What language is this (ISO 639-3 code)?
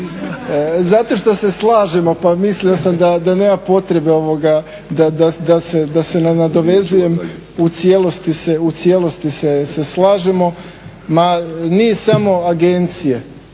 hrv